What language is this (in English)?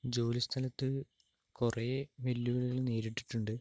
Malayalam